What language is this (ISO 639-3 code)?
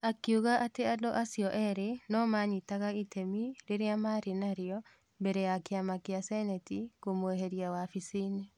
kik